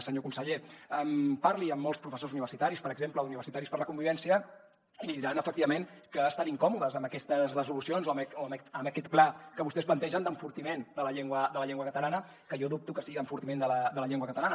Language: Catalan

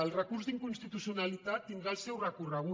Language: Catalan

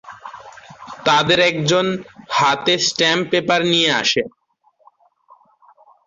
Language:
Bangla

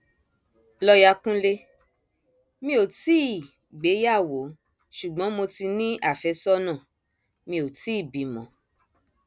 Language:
Yoruba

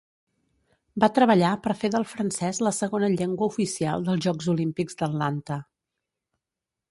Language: Catalan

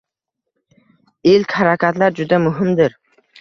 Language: Uzbek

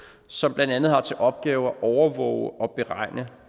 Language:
Danish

